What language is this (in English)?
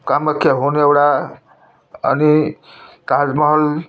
Nepali